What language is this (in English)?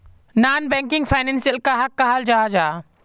Magahi